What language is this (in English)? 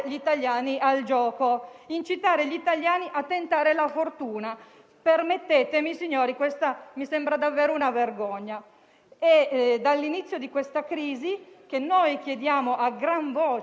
Italian